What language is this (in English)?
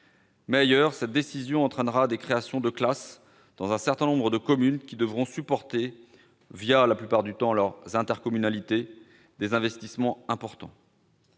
French